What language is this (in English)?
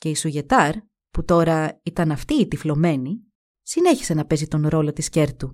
Greek